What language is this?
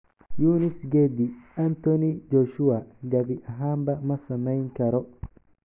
Somali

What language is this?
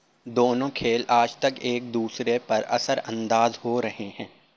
Urdu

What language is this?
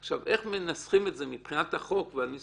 Hebrew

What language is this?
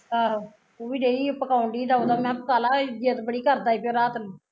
Punjabi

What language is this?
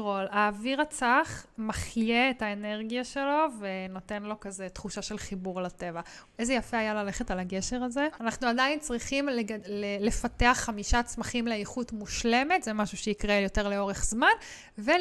Hebrew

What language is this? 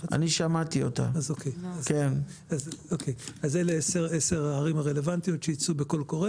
Hebrew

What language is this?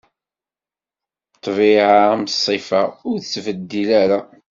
Kabyle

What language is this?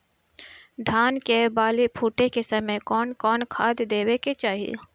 Bhojpuri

